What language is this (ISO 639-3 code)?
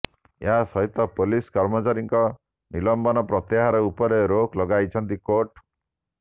ori